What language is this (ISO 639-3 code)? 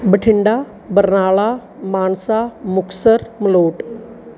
pan